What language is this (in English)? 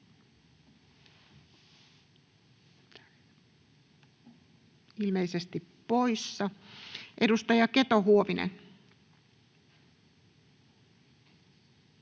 Finnish